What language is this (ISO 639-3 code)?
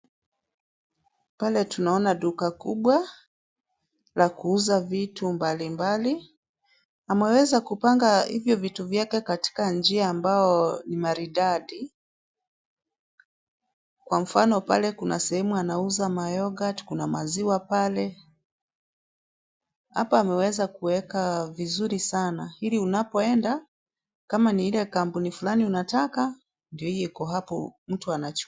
swa